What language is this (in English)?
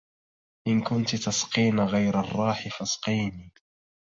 Arabic